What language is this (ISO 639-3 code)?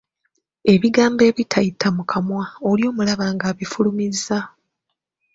lug